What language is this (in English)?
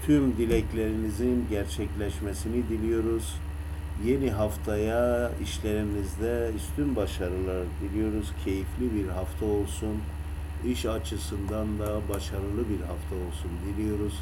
Turkish